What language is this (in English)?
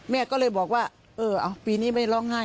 Thai